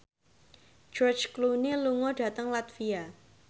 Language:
Javanese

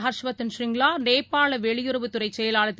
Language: Tamil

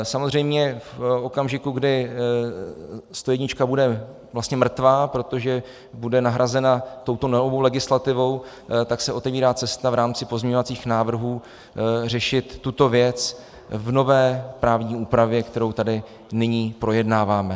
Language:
Czech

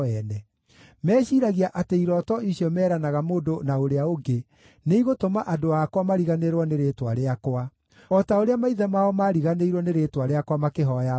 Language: Kikuyu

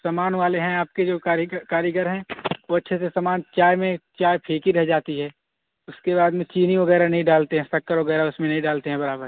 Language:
Urdu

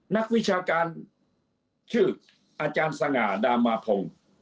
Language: Thai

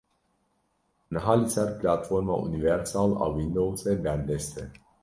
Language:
Kurdish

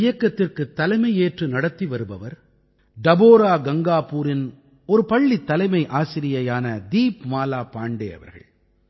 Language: Tamil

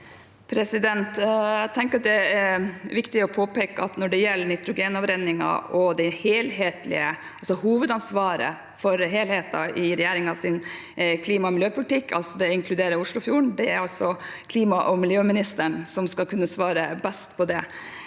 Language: Norwegian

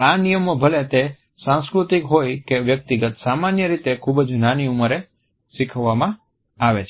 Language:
Gujarati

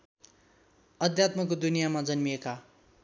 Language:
Nepali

